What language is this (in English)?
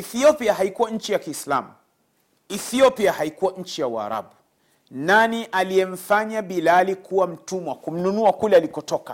Swahili